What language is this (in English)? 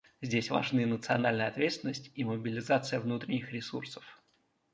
Russian